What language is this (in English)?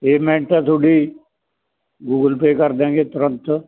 Punjabi